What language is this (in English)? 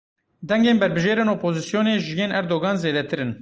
Kurdish